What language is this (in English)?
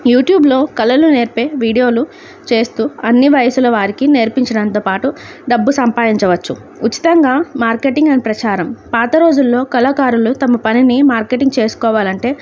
Telugu